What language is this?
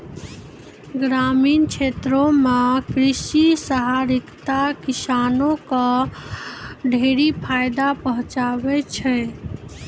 Maithili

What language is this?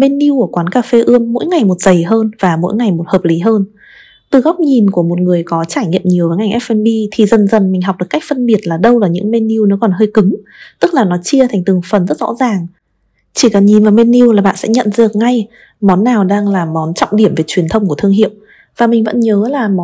Vietnamese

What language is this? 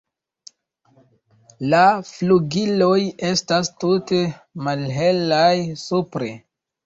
Esperanto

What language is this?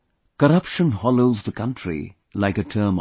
English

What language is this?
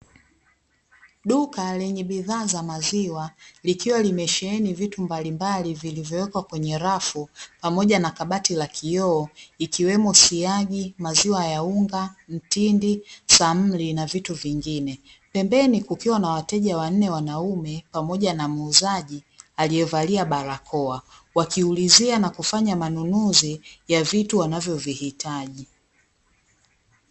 Swahili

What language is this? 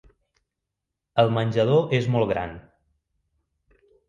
Catalan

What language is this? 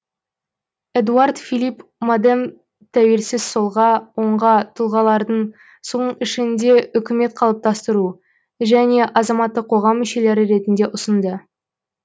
Kazakh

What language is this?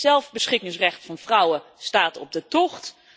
Dutch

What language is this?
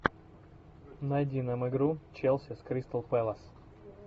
Russian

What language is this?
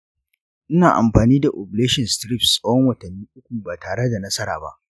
Hausa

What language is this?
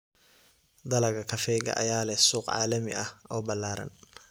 Somali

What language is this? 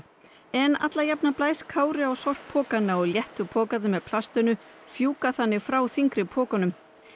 Icelandic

